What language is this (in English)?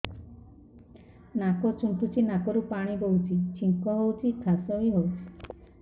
Odia